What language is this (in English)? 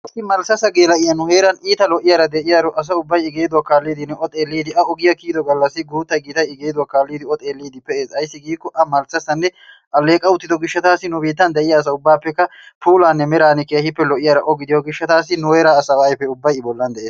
Wolaytta